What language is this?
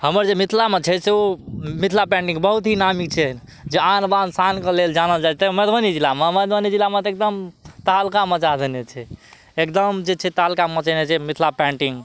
Maithili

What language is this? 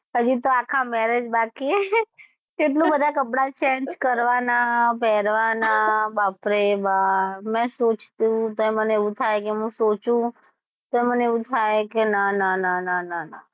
Gujarati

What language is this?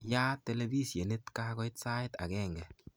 Kalenjin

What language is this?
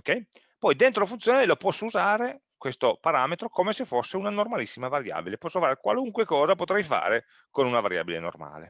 Italian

